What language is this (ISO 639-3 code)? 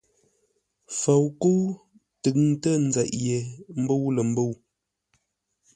nla